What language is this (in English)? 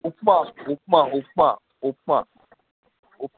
Sindhi